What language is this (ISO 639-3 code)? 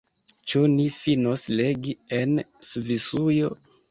epo